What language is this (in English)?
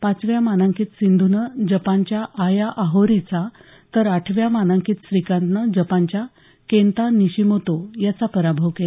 Marathi